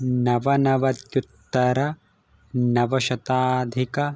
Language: Sanskrit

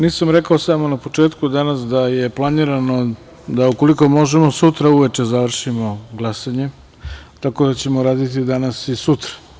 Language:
Serbian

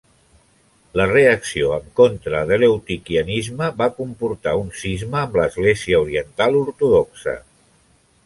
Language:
Catalan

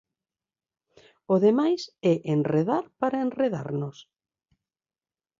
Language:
Galician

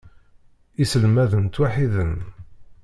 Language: Kabyle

